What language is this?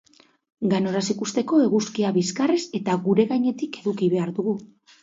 Basque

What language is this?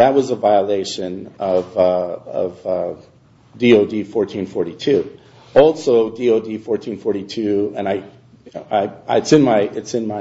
English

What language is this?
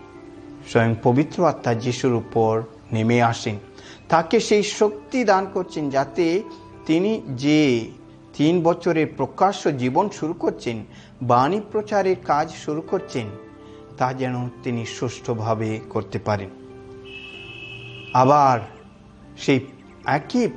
Hindi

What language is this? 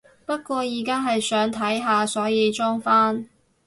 Cantonese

